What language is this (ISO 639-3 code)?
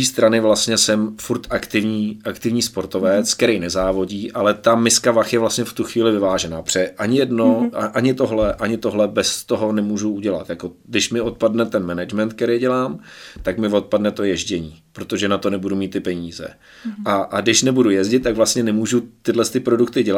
ces